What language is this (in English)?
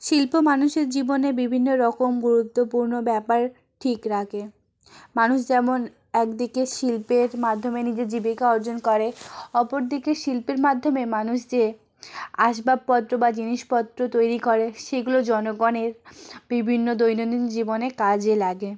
Bangla